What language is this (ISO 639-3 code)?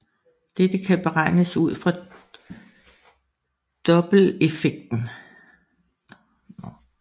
dan